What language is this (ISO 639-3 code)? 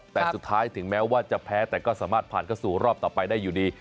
tha